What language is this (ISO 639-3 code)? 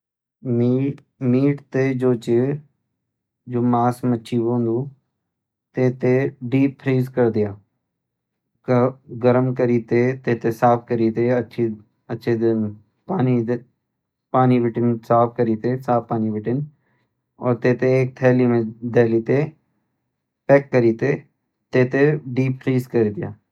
gbm